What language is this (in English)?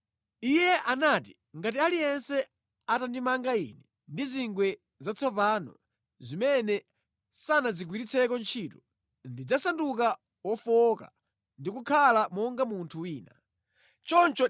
Nyanja